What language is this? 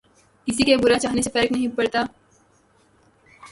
Urdu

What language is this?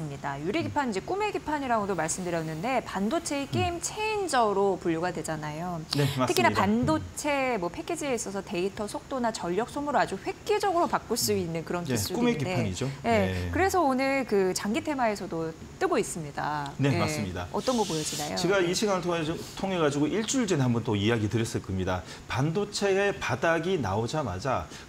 Korean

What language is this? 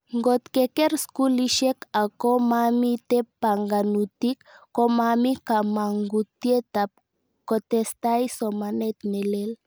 Kalenjin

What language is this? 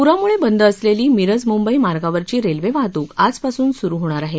Marathi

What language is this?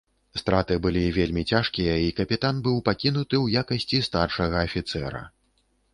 Belarusian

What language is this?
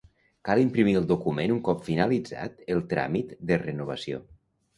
Catalan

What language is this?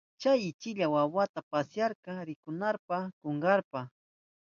Southern Pastaza Quechua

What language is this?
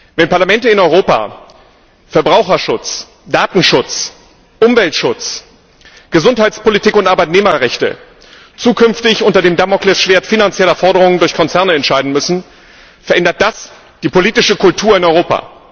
German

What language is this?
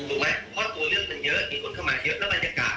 Thai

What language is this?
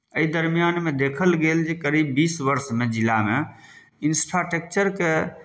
Maithili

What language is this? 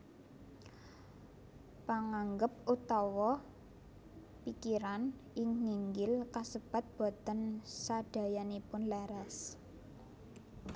Javanese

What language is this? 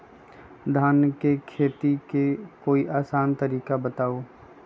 Magahi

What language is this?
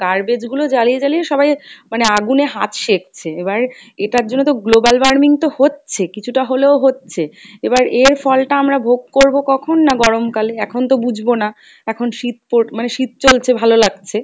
Bangla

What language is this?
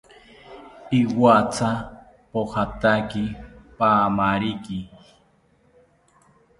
South Ucayali Ashéninka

